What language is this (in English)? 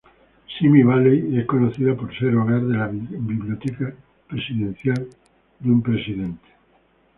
Spanish